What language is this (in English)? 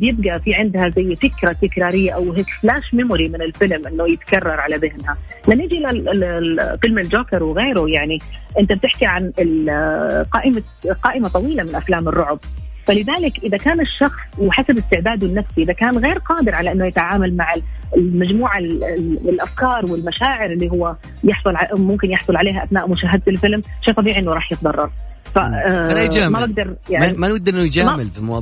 Arabic